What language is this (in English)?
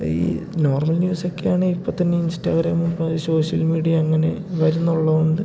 Malayalam